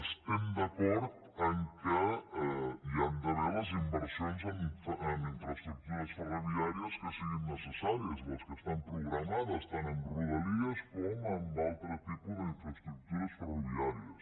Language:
Catalan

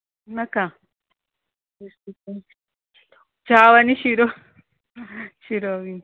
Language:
Konkani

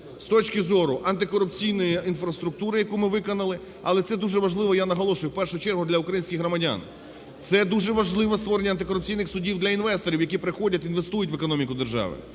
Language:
Ukrainian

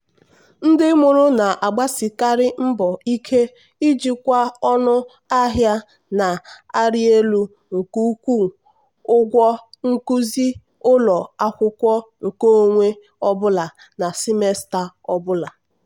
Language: Igbo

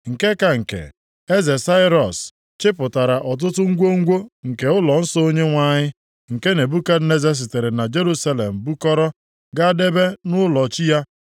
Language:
Igbo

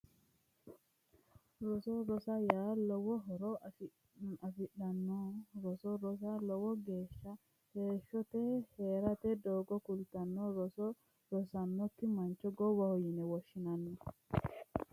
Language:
Sidamo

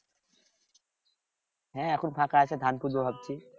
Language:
Bangla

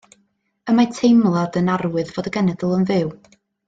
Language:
Welsh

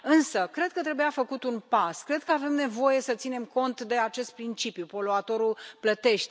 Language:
Romanian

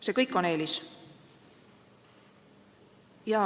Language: Estonian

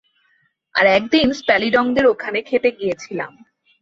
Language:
Bangla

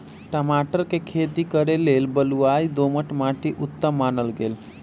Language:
Magahi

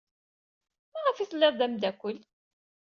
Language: Kabyle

